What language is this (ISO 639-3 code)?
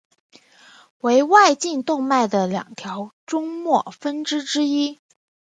zho